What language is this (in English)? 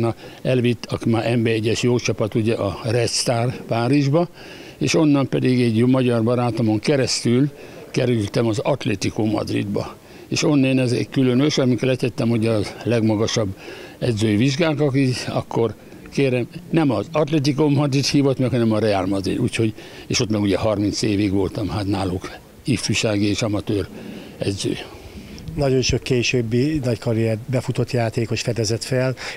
Hungarian